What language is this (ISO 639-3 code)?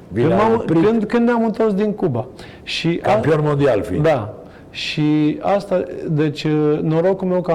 ron